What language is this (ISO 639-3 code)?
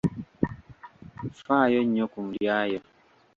lug